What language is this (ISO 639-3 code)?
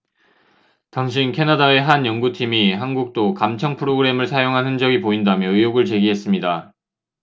kor